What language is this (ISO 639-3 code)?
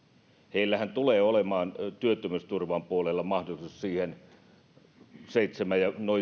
fin